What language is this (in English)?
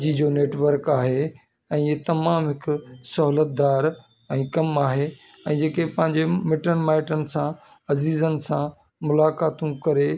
Sindhi